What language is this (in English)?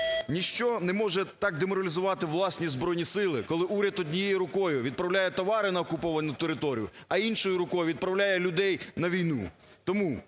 Ukrainian